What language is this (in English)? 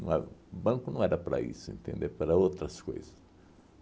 Portuguese